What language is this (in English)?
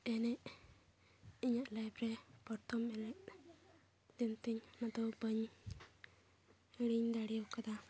Santali